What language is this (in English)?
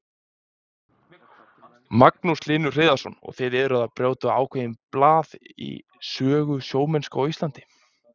Icelandic